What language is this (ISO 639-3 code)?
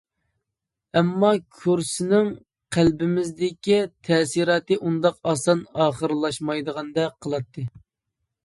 uig